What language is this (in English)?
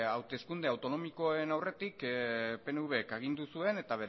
Basque